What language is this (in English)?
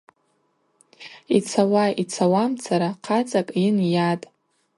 Abaza